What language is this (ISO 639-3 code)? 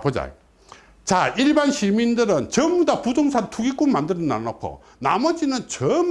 kor